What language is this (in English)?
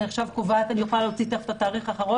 Hebrew